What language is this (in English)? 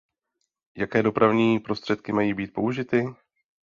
Czech